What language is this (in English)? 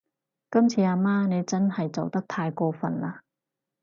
Cantonese